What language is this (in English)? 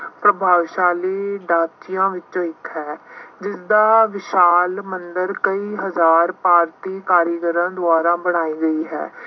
Punjabi